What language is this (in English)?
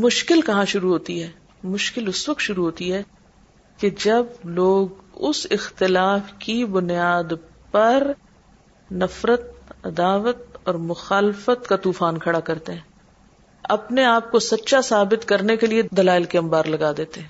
Urdu